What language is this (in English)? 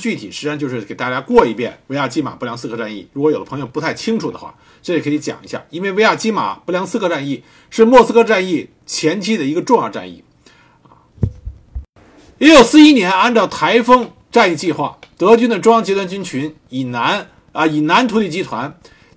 Chinese